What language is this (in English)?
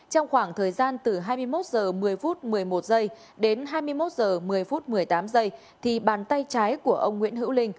Vietnamese